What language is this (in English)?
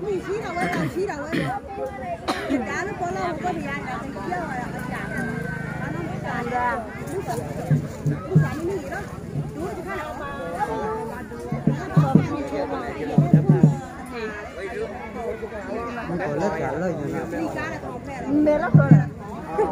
Thai